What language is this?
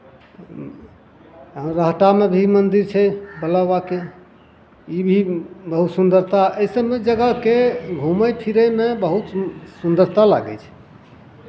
Maithili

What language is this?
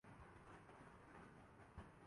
Urdu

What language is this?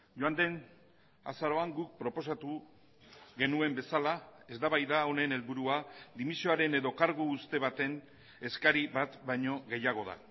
Basque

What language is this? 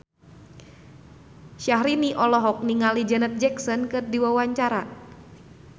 Sundanese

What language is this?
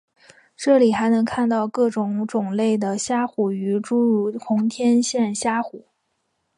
Chinese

